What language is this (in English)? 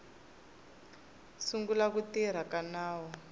Tsonga